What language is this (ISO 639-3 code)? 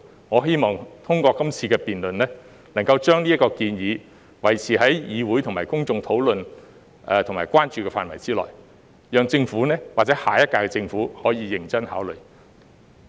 yue